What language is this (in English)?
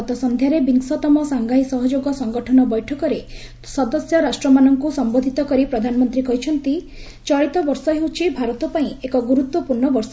Odia